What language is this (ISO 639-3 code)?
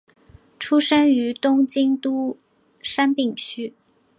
zho